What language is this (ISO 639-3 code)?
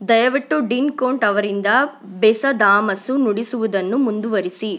kan